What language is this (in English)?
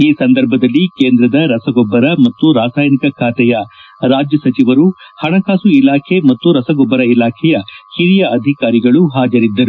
Kannada